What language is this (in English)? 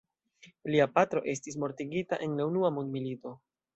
Esperanto